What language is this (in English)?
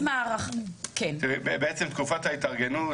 Hebrew